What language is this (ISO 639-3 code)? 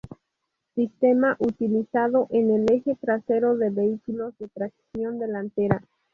spa